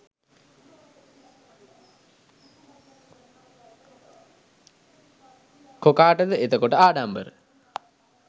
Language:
Sinhala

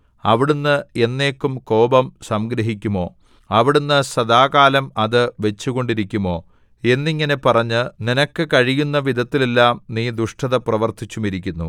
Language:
Malayalam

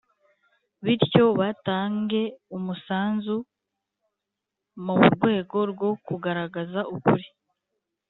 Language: Kinyarwanda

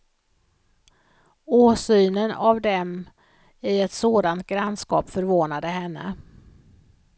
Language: Swedish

